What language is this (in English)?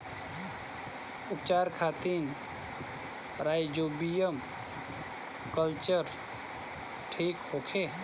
Bhojpuri